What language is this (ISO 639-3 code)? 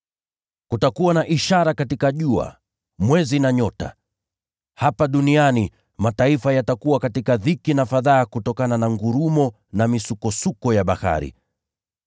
swa